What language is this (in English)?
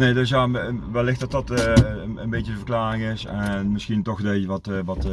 Dutch